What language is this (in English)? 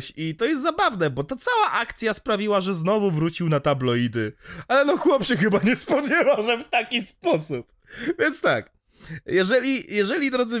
Polish